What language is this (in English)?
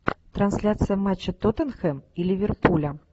Russian